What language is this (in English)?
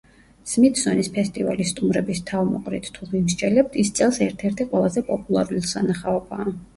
Georgian